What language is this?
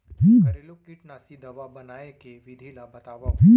Chhattisgarhi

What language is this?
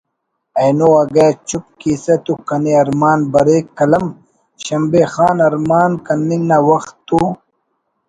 Brahui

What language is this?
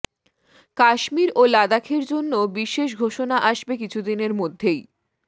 Bangla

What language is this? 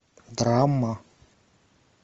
Russian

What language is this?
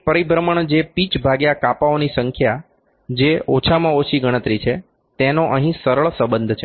Gujarati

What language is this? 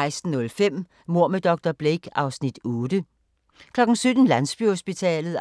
Danish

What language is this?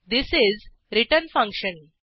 Marathi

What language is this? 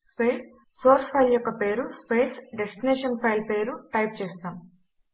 Telugu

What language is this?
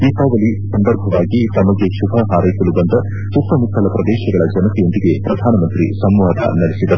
Kannada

